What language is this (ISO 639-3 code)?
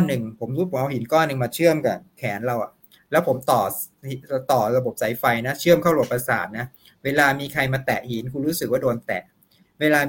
tha